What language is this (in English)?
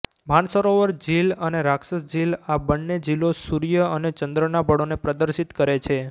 Gujarati